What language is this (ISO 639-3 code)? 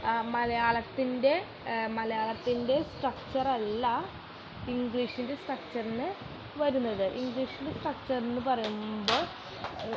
mal